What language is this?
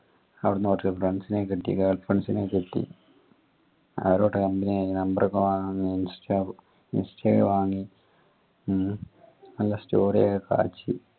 Malayalam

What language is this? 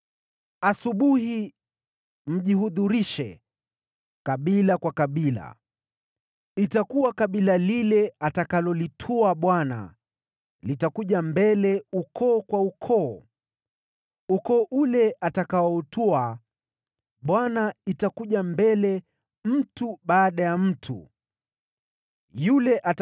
Swahili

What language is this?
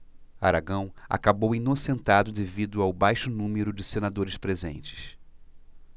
Portuguese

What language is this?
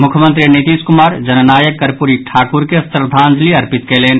Maithili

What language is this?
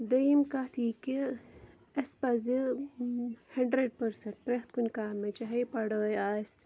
Kashmiri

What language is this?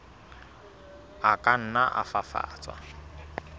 Southern Sotho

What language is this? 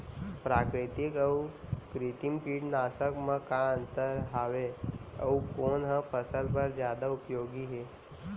Chhattisgarhi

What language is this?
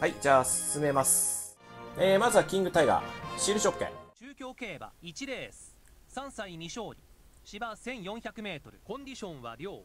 Japanese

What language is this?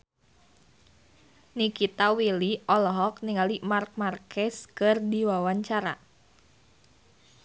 Sundanese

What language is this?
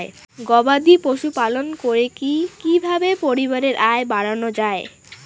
Bangla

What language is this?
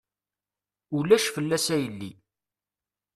Kabyle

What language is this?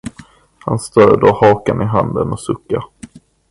Swedish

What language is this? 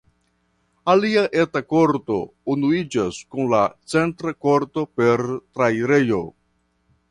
Esperanto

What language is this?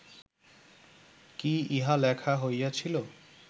Bangla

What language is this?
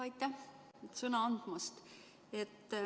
Estonian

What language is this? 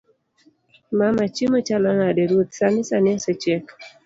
Luo (Kenya and Tanzania)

